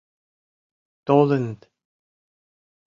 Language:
Mari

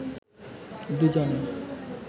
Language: Bangla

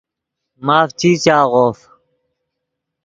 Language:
Yidgha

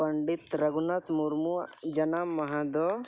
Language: Santali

